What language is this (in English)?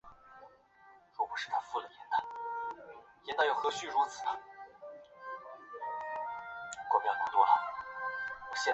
Chinese